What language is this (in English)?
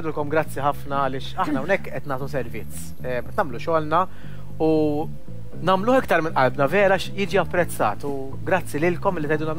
Arabic